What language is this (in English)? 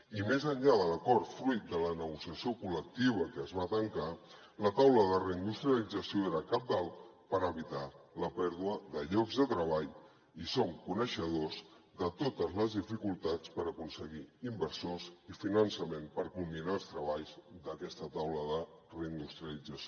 Catalan